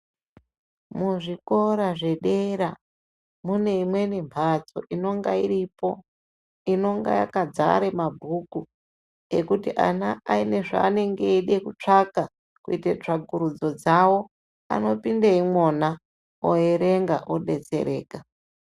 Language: Ndau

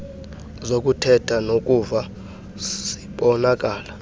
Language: Xhosa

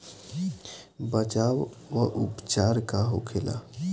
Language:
Bhojpuri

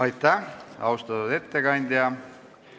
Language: Estonian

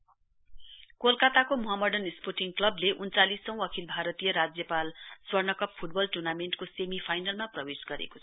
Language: Nepali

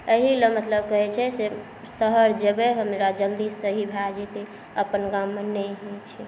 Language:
Maithili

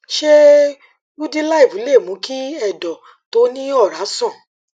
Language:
Yoruba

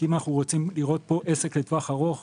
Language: Hebrew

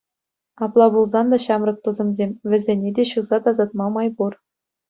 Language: Chuvash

